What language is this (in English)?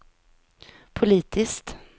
Swedish